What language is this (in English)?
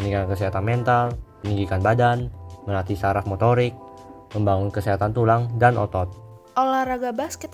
Indonesian